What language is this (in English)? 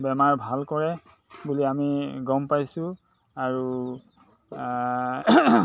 Assamese